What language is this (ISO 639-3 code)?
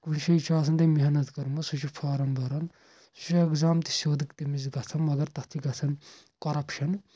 kas